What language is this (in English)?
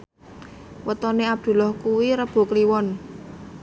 Javanese